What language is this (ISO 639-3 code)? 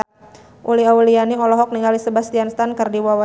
sun